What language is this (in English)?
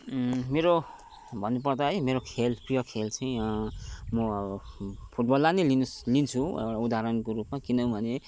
Nepali